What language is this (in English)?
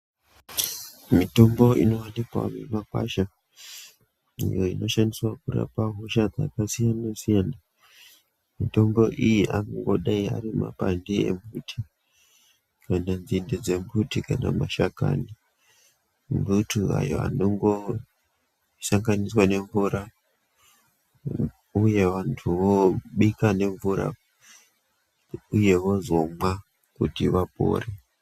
Ndau